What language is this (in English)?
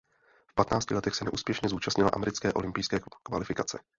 Czech